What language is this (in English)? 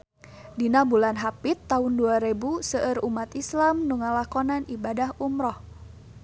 Sundanese